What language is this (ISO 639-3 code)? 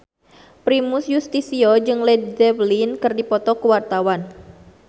sun